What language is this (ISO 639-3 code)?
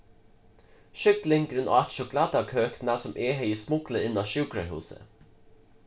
fao